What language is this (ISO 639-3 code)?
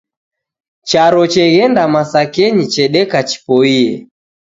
dav